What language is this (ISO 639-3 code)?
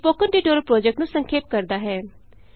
pan